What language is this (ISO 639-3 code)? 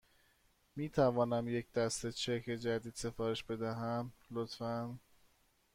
fas